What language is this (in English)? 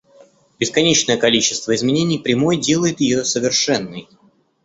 Russian